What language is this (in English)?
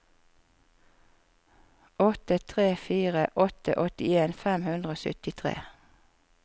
Norwegian